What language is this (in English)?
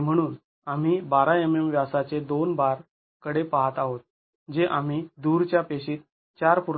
Marathi